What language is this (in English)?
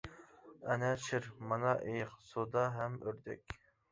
Uyghur